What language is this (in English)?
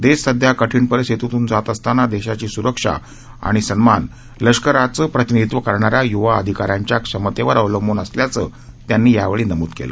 Marathi